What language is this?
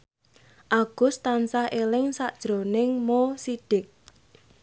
Javanese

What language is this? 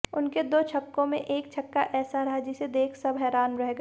Hindi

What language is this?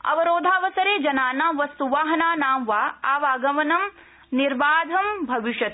Sanskrit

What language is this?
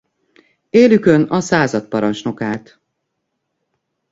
Hungarian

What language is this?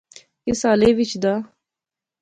Pahari-Potwari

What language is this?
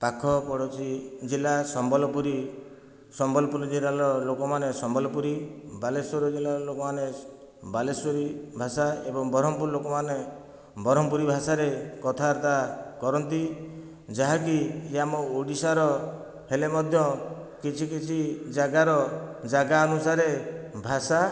Odia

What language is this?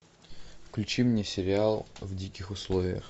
Russian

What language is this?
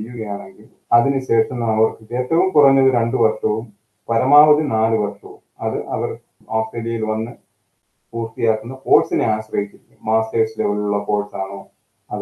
Malayalam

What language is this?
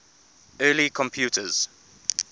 English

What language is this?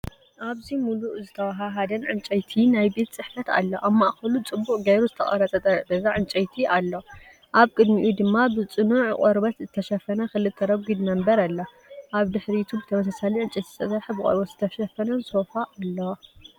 Tigrinya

